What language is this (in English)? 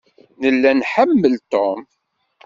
Kabyle